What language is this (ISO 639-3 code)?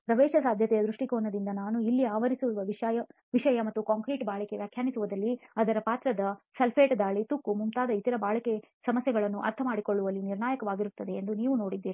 kan